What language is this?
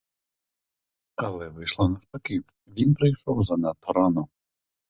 Ukrainian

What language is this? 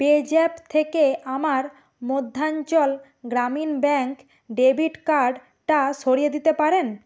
Bangla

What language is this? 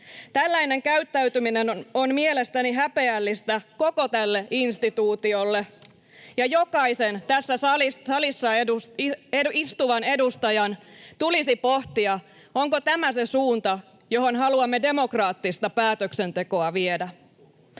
Finnish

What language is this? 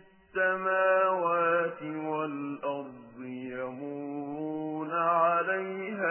Arabic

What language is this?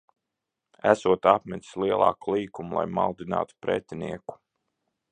Latvian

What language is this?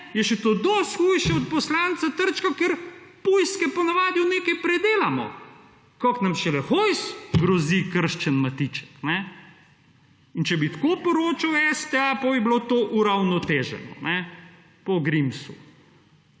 Slovenian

